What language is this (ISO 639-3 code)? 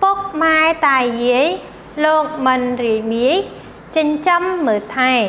tha